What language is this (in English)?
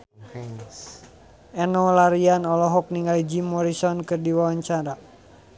Sundanese